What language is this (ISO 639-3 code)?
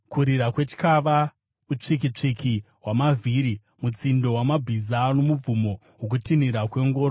sna